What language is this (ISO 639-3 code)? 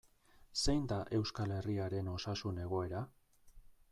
eus